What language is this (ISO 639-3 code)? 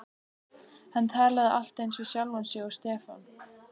isl